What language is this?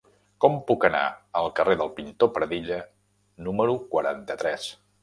Catalan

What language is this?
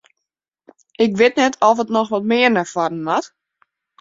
Western Frisian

